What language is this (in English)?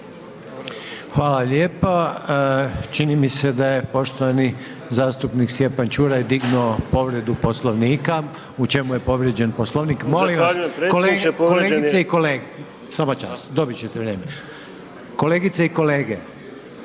Croatian